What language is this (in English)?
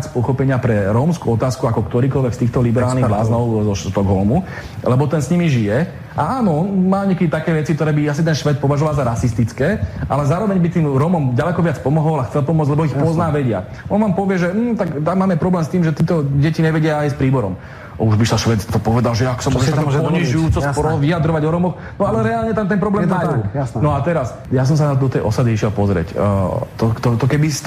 Slovak